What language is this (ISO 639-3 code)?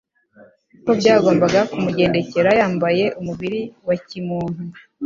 kin